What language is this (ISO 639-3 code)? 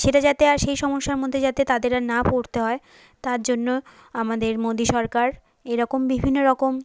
ben